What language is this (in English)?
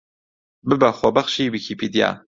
Central Kurdish